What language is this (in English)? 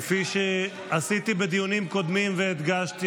Hebrew